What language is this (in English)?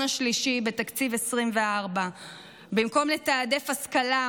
Hebrew